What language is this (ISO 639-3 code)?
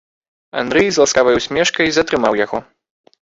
bel